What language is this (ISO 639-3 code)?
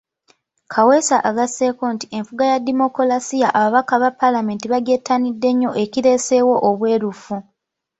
lug